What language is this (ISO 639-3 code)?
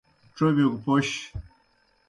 plk